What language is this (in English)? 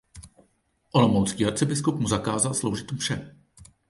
Czech